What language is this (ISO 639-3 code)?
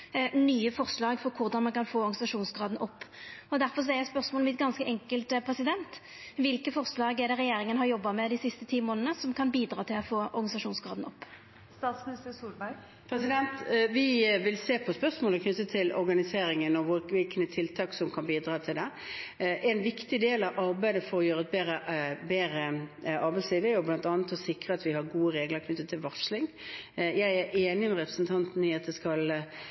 nor